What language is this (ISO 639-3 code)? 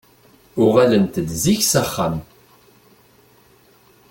kab